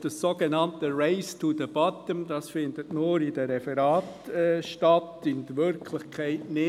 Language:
Swiss German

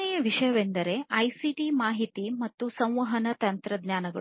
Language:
Kannada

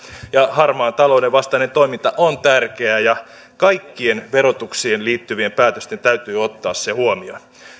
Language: Finnish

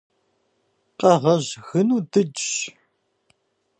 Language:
Kabardian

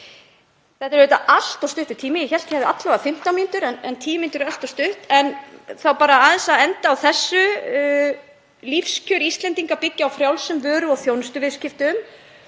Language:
Icelandic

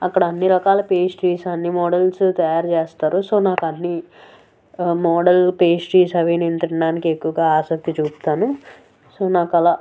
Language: Telugu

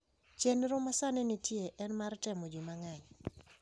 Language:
Luo (Kenya and Tanzania)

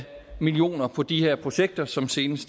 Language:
Danish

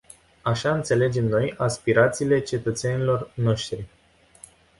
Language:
Romanian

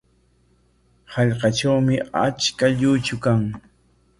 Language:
Corongo Ancash Quechua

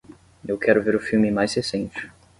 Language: Portuguese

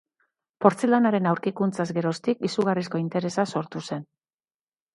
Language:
Basque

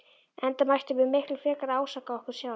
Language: Icelandic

